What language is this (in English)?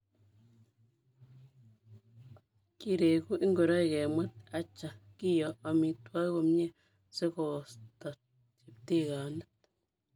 Kalenjin